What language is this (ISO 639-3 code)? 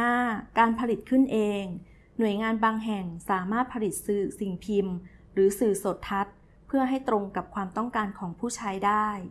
tha